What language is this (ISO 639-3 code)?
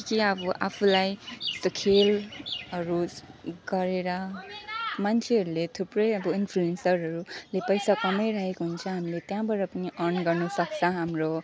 nep